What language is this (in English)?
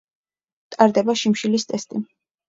Georgian